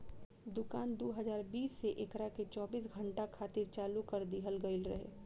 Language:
Bhojpuri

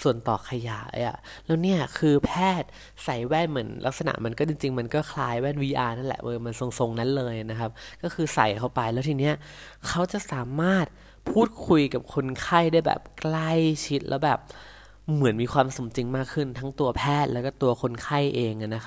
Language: Thai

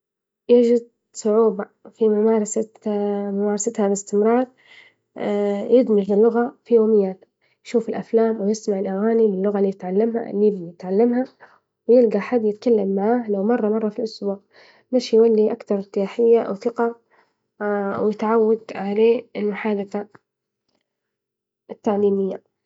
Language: Libyan Arabic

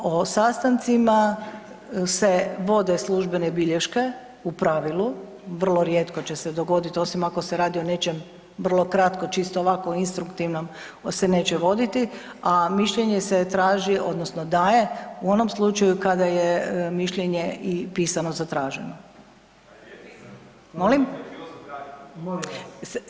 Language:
Croatian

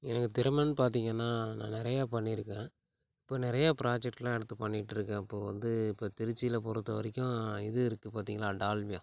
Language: Tamil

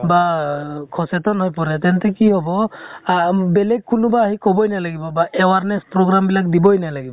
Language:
Assamese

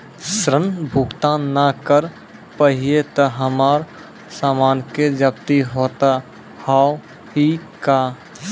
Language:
Maithili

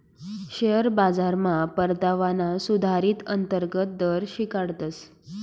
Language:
Marathi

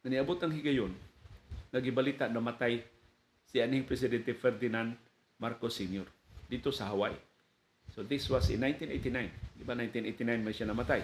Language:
Filipino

